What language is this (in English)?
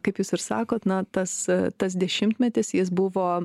Lithuanian